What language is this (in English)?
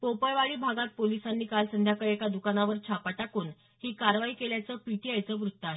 Marathi